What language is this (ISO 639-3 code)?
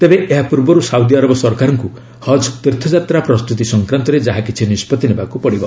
ori